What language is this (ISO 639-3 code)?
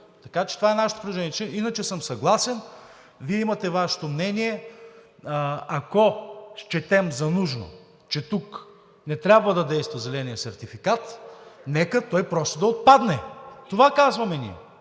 bul